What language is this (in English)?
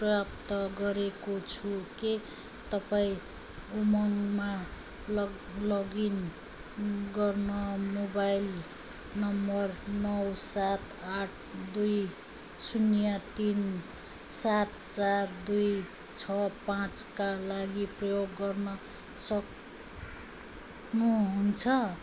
Nepali